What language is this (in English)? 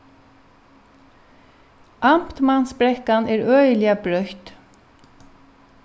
Faroese